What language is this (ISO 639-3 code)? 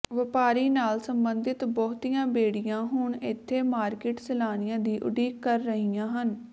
pan